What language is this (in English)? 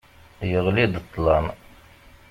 Kabyle